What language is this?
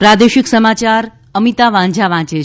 Gujarati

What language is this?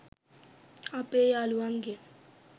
Sinhala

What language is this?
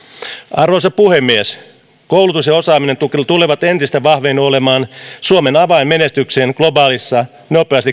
Finnish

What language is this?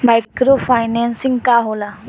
Bhojpuri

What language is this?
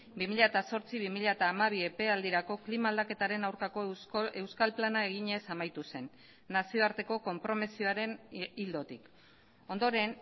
Basque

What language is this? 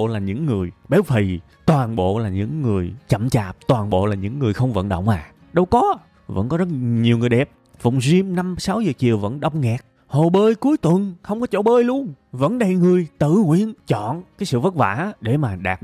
Vietnamese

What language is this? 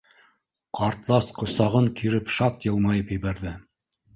Bashkir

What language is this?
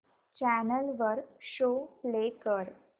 Marathi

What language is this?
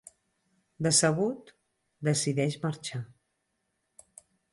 Catalan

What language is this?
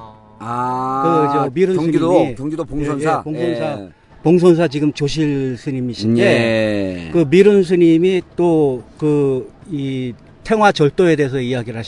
Korean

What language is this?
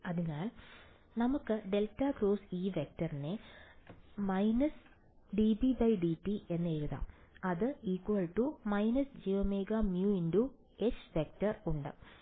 Malayalam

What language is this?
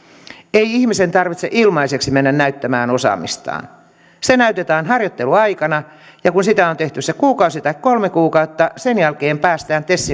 Finnish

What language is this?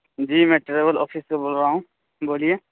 Urdu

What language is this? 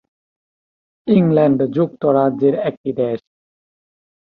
Bangla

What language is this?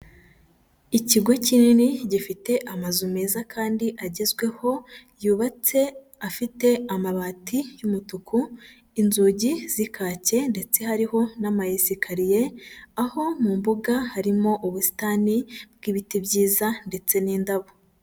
Kinyarwanda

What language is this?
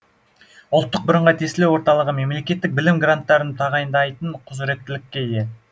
Kazakh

